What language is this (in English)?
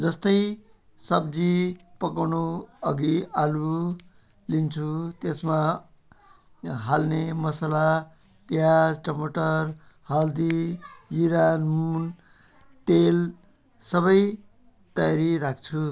Nepali